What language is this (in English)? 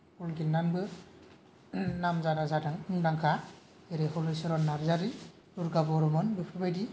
Bodo